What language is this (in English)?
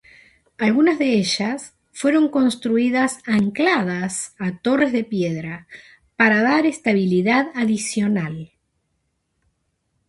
Spanish